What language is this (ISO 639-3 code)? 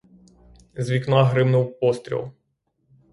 ukr